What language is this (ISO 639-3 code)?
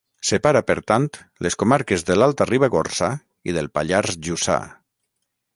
cat